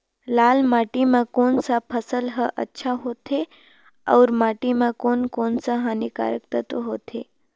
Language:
Chhattisgarhi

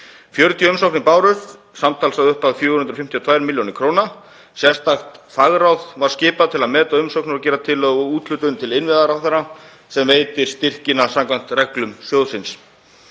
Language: Icelandic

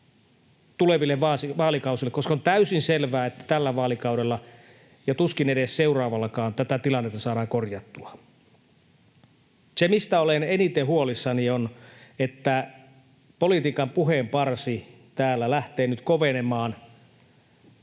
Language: Finnish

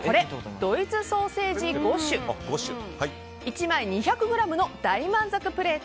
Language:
Japanese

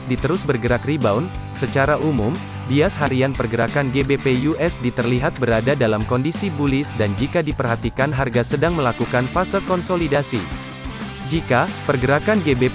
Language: Indonesian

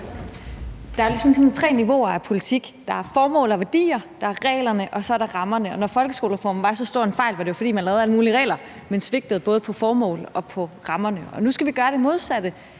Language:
Danish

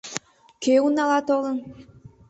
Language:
Mari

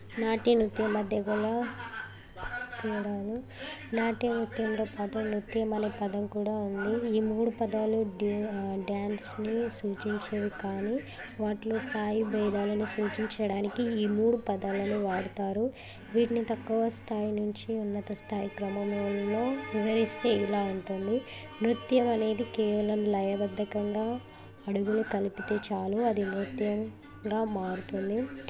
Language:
Telugu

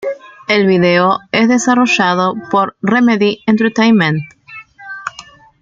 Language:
Spanish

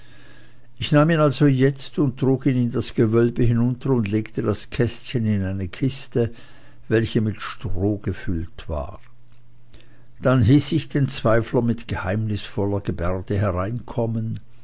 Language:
German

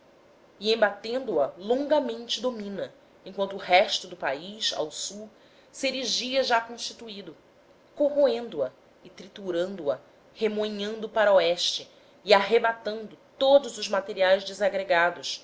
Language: Portuguese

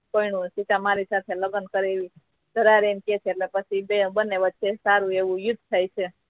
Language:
Gujarati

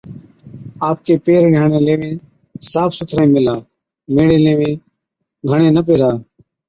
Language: Od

